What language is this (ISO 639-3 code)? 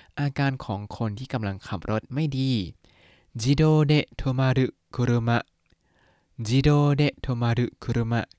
tha